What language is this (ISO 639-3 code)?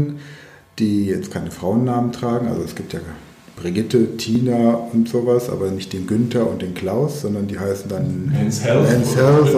deu